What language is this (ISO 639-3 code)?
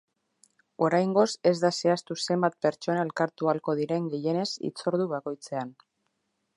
eus